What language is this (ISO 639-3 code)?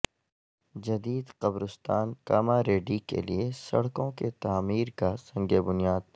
urd